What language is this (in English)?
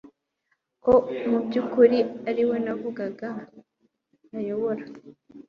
Kinyarwanda